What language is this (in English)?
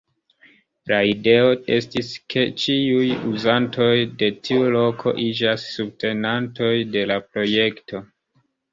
Esperanto